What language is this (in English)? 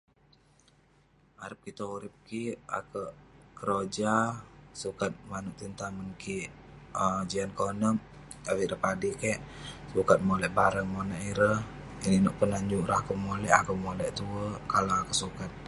Western Penan